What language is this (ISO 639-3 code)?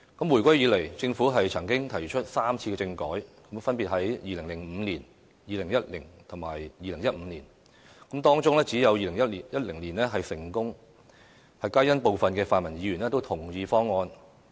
yue